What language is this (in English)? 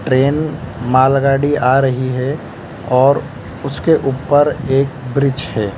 Hindi